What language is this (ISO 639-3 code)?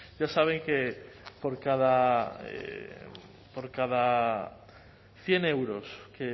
spa